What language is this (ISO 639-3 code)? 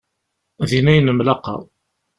kab